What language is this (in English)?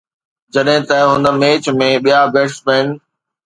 Sindhi